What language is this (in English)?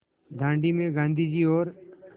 Hindi